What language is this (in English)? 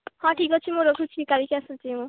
Odia